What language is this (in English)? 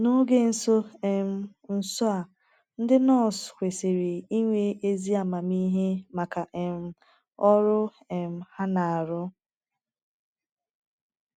Igbo